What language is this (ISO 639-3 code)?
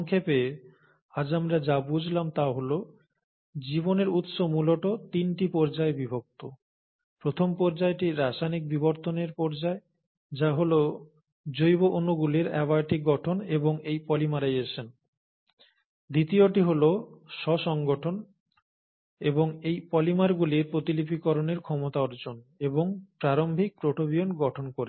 ben